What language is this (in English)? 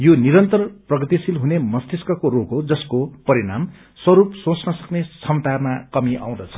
Nepali